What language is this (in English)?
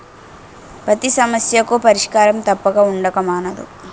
Telugu